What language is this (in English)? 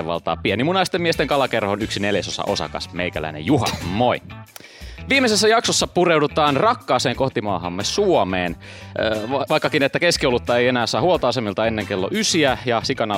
Finnish